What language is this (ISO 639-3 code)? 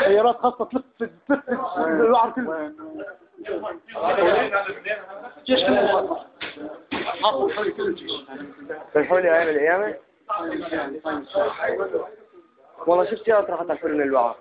ara